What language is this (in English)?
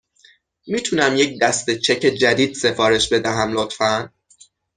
Persian